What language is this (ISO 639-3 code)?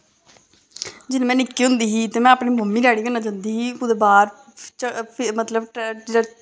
doi